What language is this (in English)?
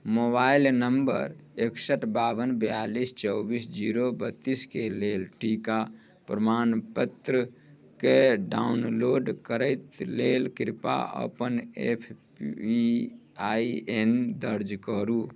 Maithili